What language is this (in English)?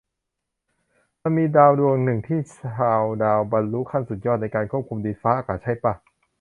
Thai